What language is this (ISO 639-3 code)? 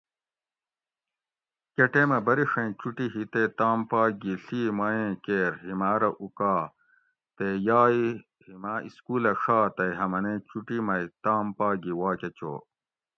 gwc